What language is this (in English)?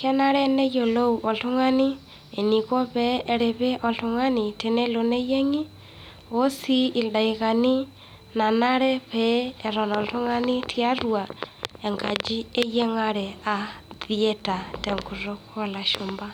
Masai